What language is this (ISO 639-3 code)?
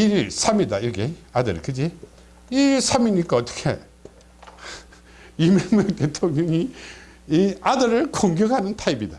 kor